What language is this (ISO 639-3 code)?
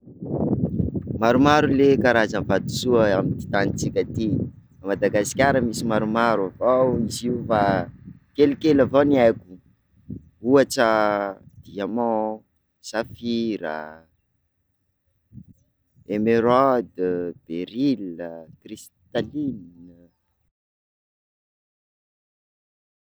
skg